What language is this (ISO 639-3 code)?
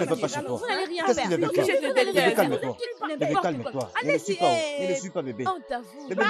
fra